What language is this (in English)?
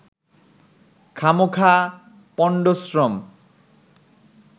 Bangla